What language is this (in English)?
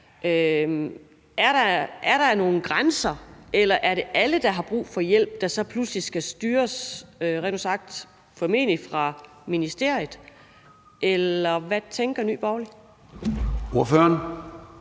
Danish